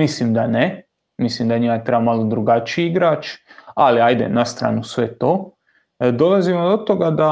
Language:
Croatian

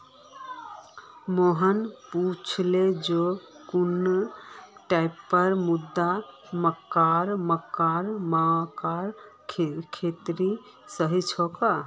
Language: Magahi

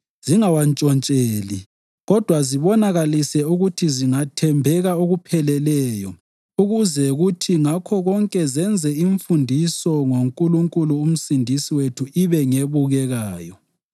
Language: North Ndebele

